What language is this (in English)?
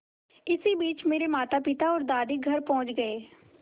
Hindi